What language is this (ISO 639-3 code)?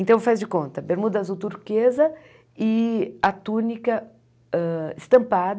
por